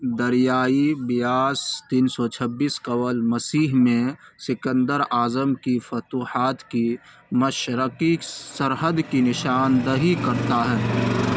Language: Urdu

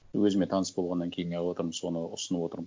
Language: Kazakh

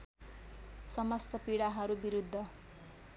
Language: Nepali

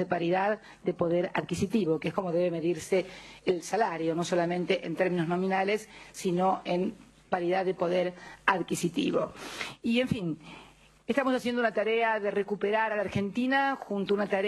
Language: Spanish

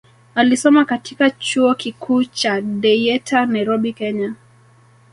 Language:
Swahili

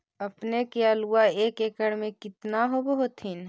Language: Magahi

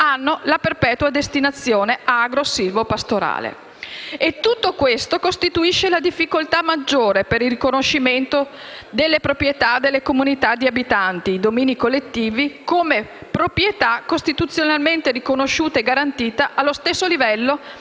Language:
Italian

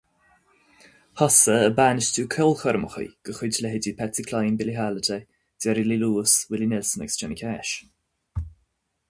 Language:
Irish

